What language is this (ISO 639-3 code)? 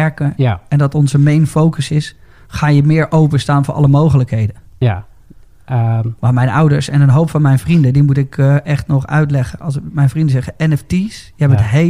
nld